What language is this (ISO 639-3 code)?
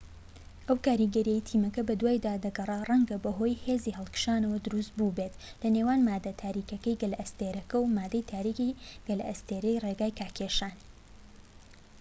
ckb